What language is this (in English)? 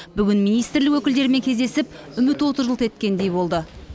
Kazakh